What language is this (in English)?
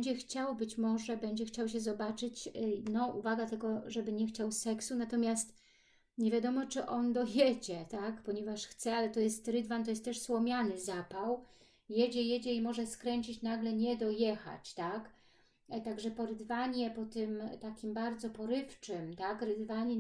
Polish